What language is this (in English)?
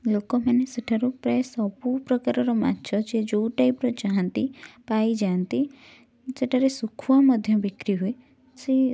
Odia